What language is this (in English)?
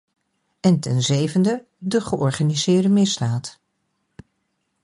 Dutch